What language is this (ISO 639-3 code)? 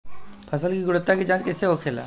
bho